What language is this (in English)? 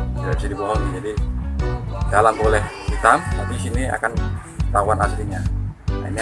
Indonesian